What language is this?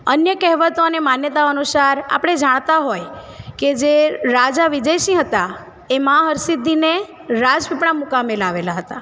Gujarati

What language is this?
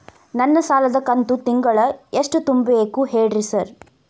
Kannada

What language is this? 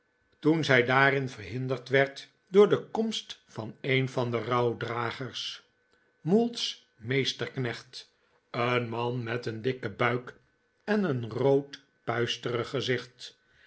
Dutch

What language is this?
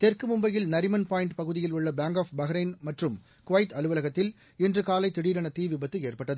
Tamil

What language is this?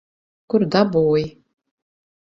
Latvian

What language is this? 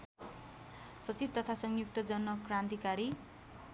Nepali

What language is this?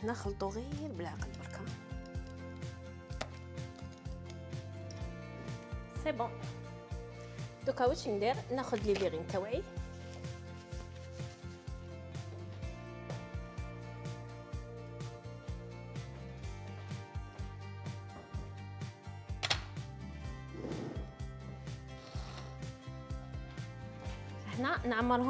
Arabic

